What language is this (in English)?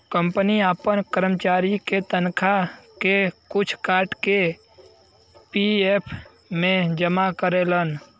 Bhojpuri